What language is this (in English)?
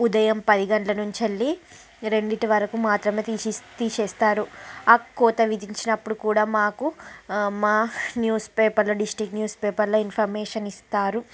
Telugu